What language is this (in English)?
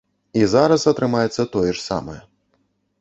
Belarusian